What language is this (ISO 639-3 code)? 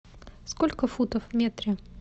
rus